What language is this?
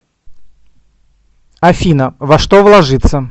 Russian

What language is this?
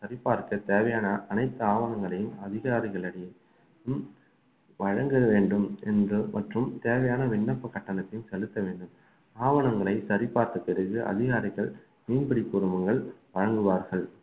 Tamil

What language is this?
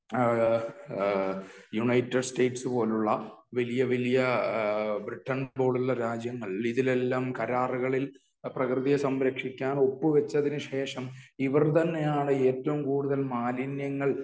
Malayalam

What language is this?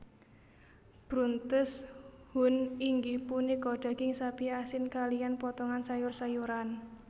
Javanese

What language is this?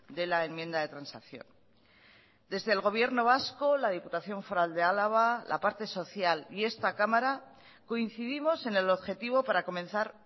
Spanish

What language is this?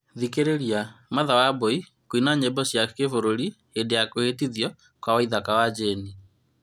Kikuyu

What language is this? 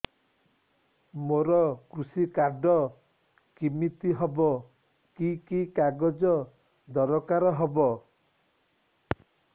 Odia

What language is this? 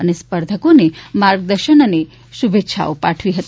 Gujarati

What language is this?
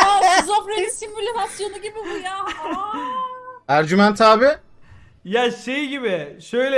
Turkish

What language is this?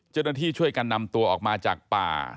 Thai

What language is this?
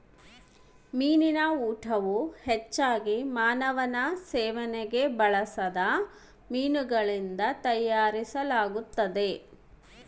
Kannada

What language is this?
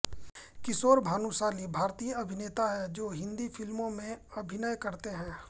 Hindi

